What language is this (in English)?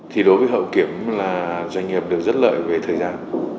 Vietnamese